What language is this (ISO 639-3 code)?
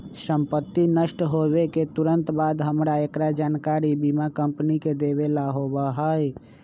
mag